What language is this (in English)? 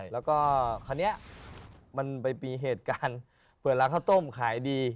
Thai